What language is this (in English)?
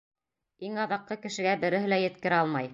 Bashkir